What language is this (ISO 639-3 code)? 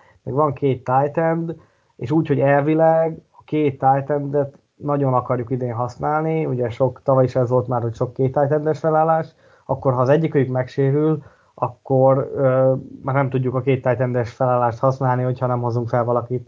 hun